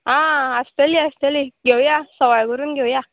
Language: Konkani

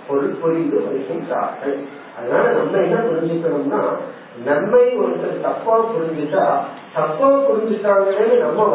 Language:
Tamil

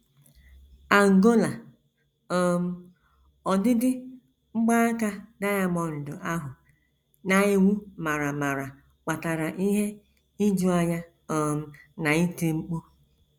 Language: Igbo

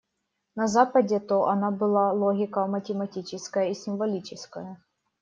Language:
Russian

